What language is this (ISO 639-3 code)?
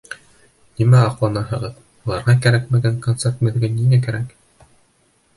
bak